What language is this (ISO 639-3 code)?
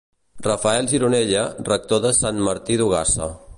cat